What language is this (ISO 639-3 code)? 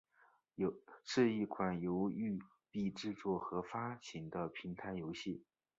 zho